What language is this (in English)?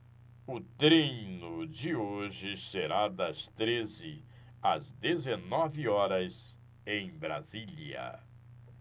Portuguese